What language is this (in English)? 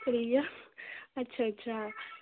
Dogri